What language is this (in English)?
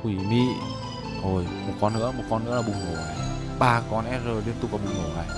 Vietnamese